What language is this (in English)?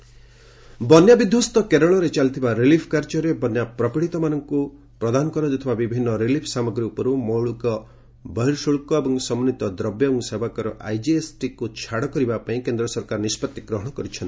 Odia